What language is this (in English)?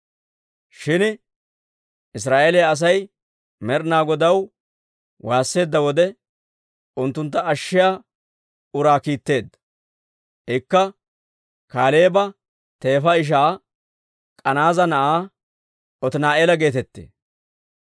Dawro